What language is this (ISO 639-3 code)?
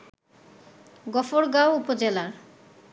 ben